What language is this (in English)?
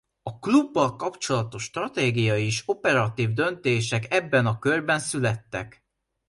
Hungarian